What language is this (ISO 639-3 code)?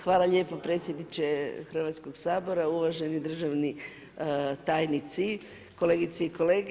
hrv